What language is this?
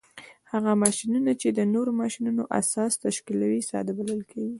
Pashto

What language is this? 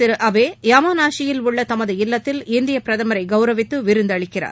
Tamil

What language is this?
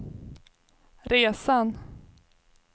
Swedish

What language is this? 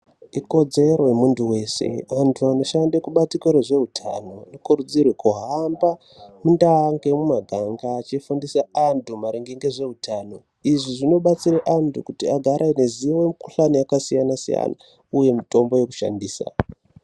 Ndau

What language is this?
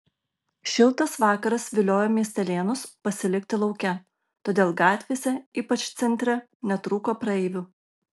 Lithuanian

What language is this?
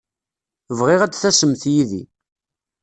Kabyle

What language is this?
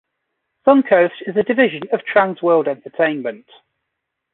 English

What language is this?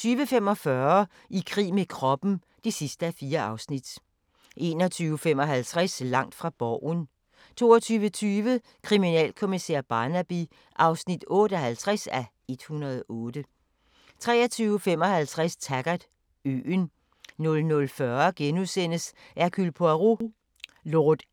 Danish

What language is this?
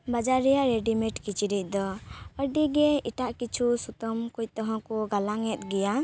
Santali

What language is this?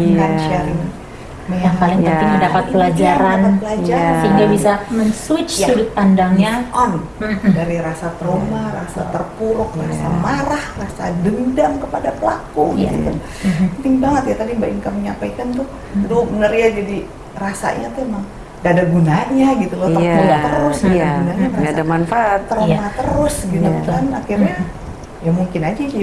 Indonesian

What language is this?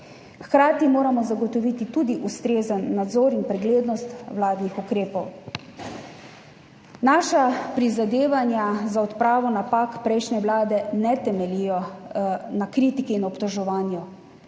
Slovenian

